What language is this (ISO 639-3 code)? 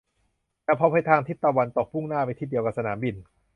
tha